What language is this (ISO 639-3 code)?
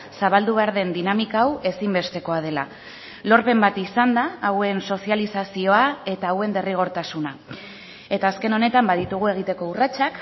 eus